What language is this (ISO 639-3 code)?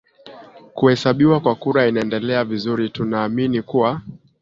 swa